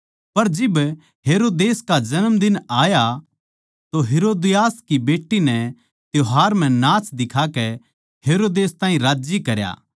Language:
Haryanvi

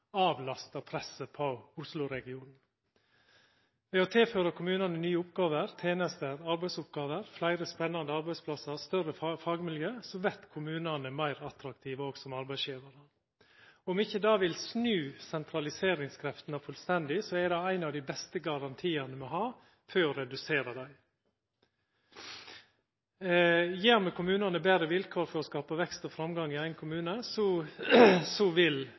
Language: Norwegian Nynorsk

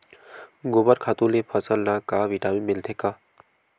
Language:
Chhattisgarhi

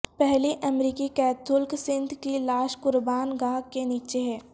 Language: Urdu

